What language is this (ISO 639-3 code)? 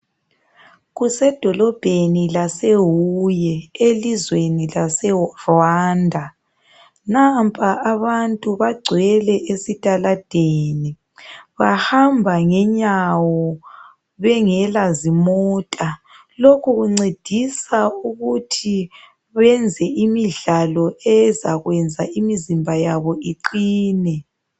nde